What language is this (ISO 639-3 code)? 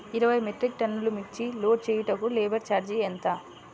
tel